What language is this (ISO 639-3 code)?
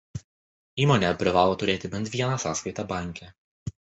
lit